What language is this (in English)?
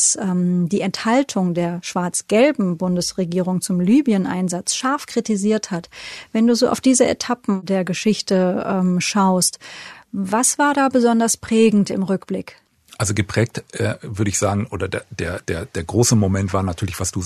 German